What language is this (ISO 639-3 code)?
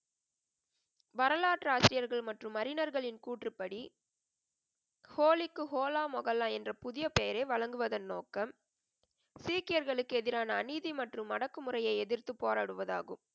tam